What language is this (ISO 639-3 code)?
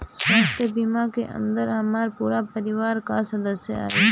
bho